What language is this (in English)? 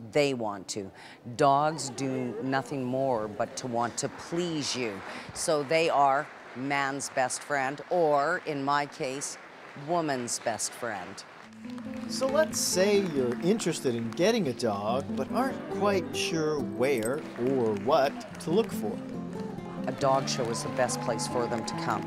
English